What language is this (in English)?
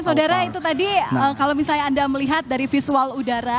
Indonesian